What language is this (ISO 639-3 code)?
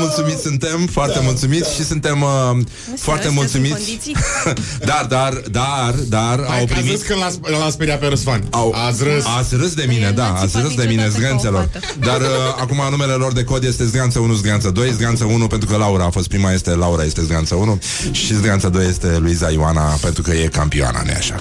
ron